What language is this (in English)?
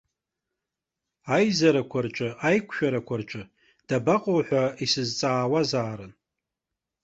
Abkhazian